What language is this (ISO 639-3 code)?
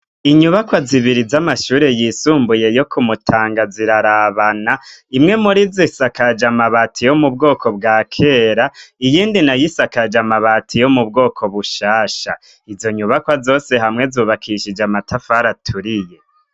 run